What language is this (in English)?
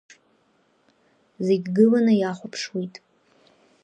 Abkhazian